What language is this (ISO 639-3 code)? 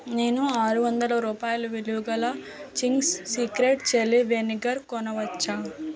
tel